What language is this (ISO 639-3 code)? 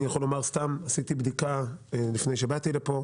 heb